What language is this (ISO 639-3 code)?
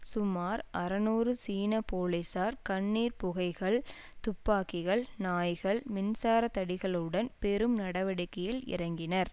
tam